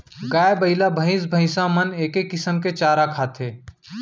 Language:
Chhattisgarhi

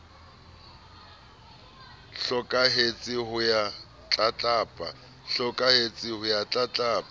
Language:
Southern Sotho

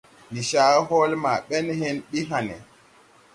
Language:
Tupuri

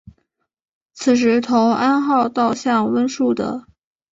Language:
Chinese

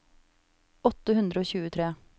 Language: Norwegian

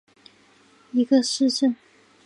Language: Chinese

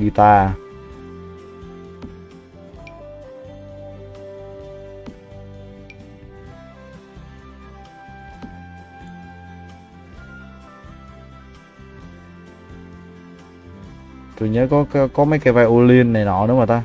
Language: Vietnamese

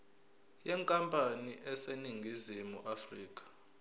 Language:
Zulu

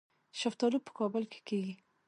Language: Pashto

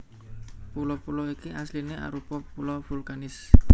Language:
Javanese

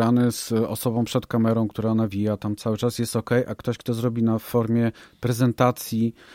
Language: Polish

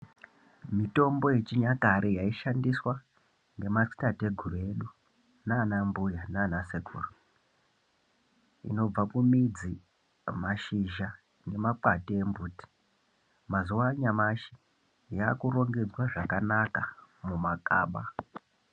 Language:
Ndau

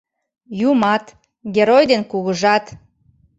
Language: Mari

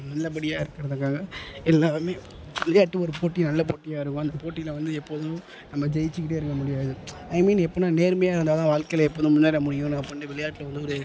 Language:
Tamil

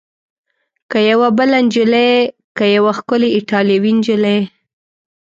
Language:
Pashto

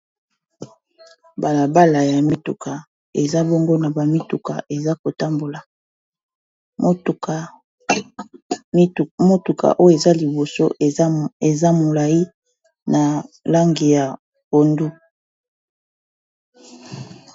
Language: Lingala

